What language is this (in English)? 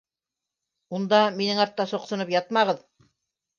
Bashkir